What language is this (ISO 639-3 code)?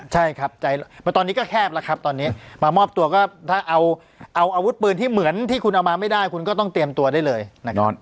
tha